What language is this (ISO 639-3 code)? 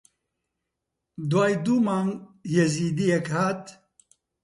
ckb